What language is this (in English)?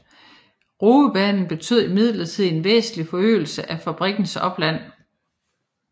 Danish